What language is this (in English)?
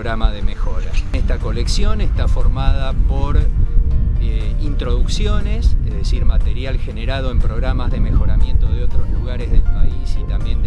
Spanish